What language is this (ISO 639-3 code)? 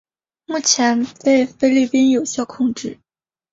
zho